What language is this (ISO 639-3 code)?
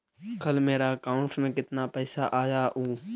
mag